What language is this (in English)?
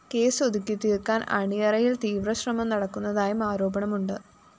Malayalam